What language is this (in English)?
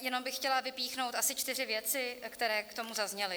Czech